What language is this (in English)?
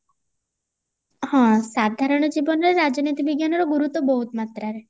Odia